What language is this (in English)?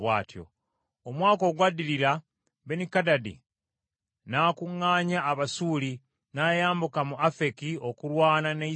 Ganda